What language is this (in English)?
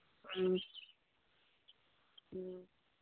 Manipuri